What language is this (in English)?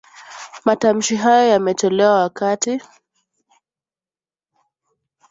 Swahili